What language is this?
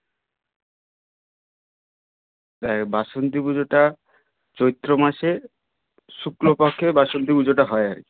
Bangla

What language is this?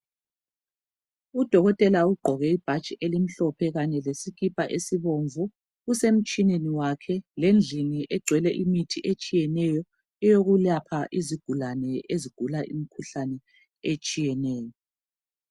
North Ndebele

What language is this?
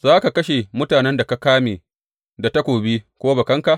Hausa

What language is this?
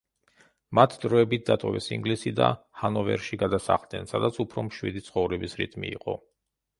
Georgian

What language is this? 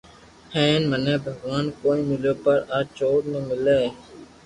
Loarki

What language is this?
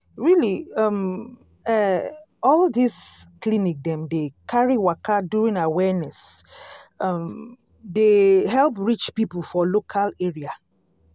Nigerian Pidgin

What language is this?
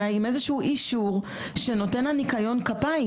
Hebrew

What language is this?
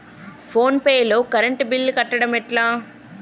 Telugu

